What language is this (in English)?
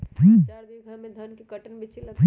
Magahi